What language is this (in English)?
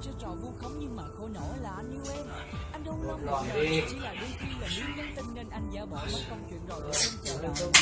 Vietnamese